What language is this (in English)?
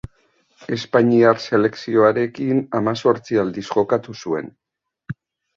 Basque